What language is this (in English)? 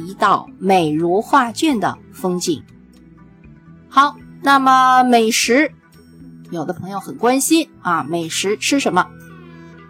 Chinese